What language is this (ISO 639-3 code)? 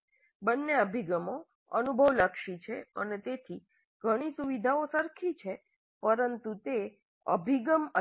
guj